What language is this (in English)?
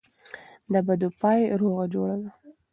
Pashto